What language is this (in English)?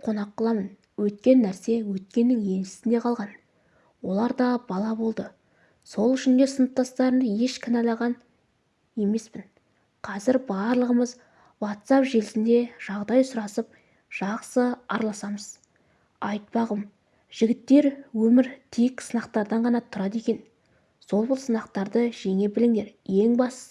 Turkish